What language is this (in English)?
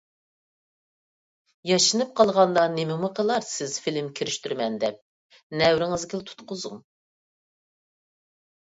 Uyghur